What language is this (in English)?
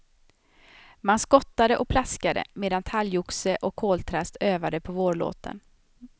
Swedish